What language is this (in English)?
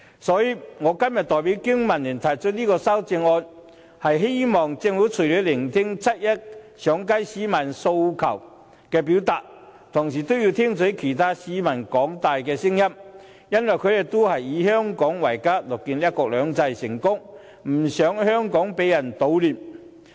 Cantonese